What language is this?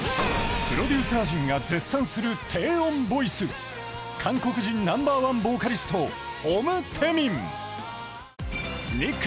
Japanese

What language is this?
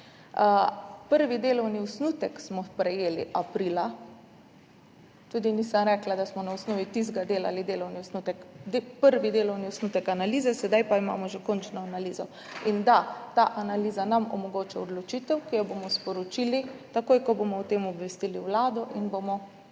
Slovenian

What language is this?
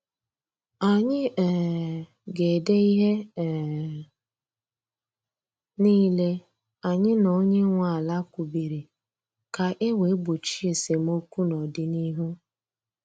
Igbo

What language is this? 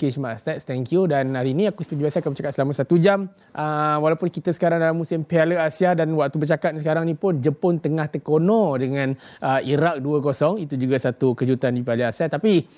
Malay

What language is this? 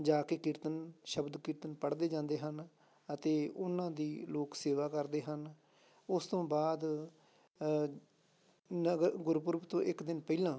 Punjabi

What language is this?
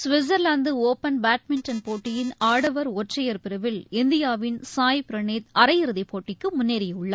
Tamil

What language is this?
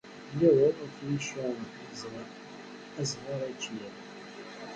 Kabyle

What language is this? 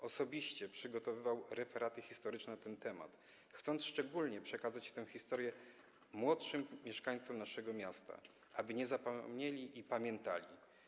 Polish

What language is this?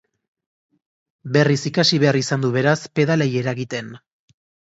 Basque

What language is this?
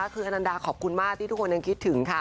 Thai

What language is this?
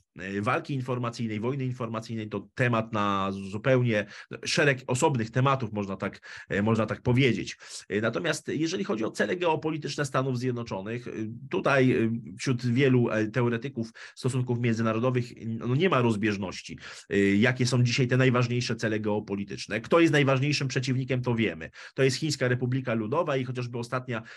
Polish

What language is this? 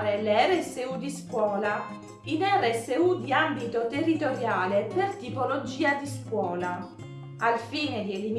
Italian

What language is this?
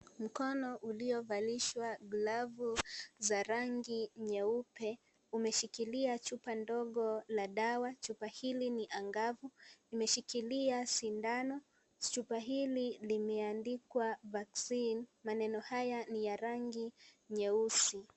Swahili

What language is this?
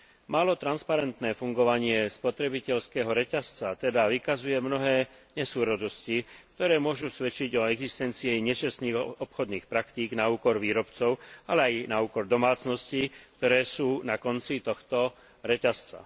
Slovak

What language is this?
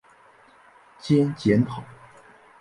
Chinese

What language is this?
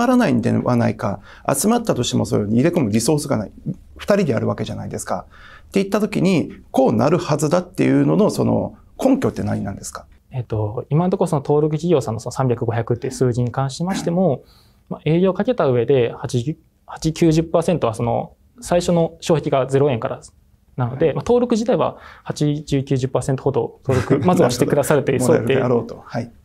Japanese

